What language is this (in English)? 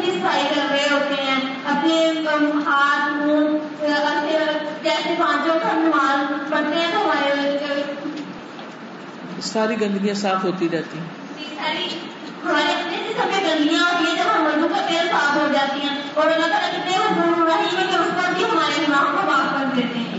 Urdu